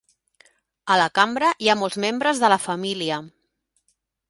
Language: Catalan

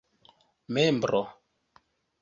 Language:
Esperanto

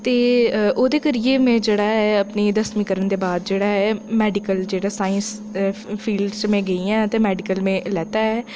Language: Dogri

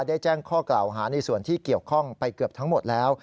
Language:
Thai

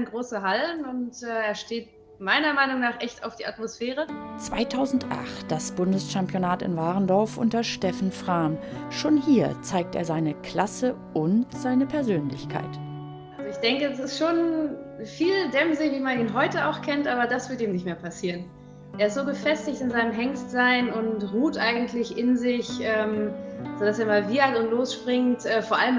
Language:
German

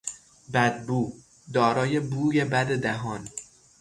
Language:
Persian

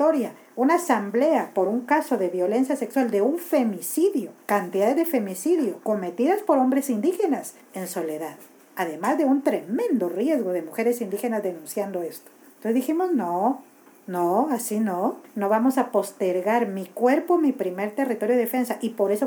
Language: Spanish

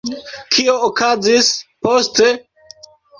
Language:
Esperanto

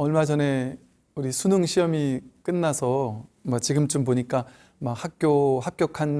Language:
Korean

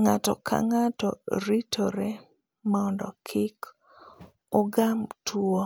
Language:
Luo (Kenya and Tanzania)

